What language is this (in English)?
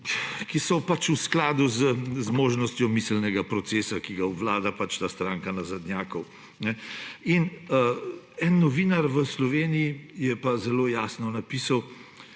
Slovenian